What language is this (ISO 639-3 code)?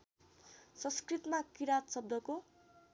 nep